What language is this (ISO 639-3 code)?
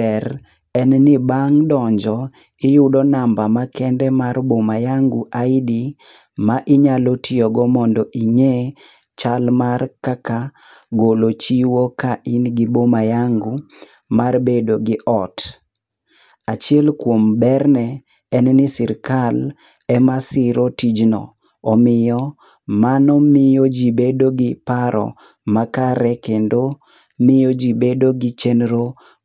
luo